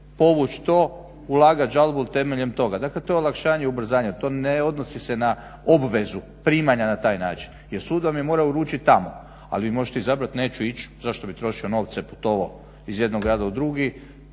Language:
Croatian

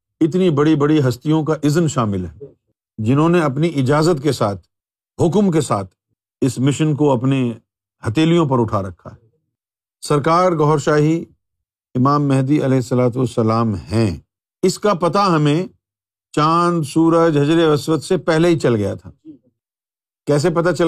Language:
Urdu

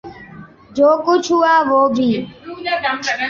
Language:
Urdu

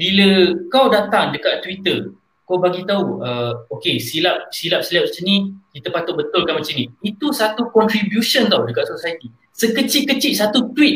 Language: Malay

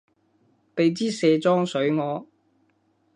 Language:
Cantonese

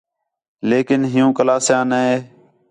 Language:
Khetrani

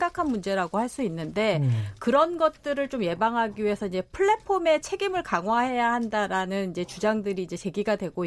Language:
Korean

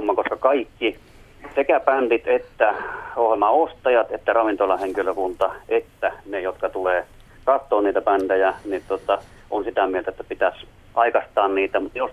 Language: Finnish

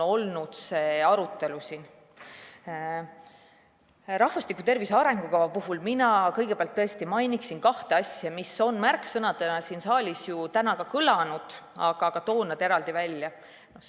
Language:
Estonian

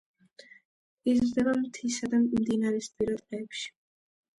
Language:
Georgian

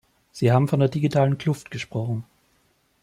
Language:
German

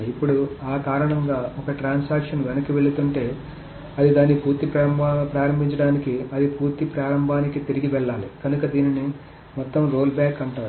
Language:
Telugu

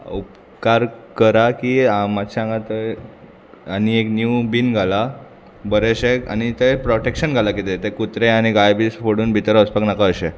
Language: Konkani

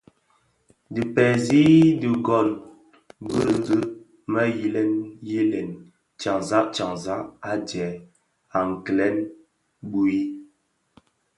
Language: Bafia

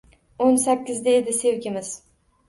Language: Uzbek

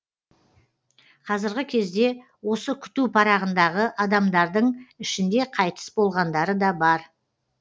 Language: Kazakh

